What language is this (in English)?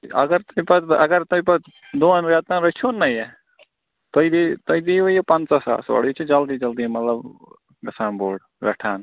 Kashmiri